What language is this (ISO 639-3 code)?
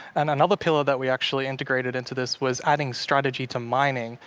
eng